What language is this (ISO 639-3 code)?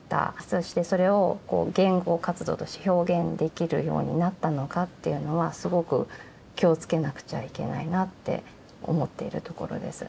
jpn